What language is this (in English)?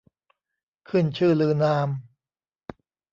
Thai